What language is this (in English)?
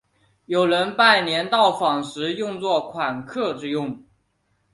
Chinese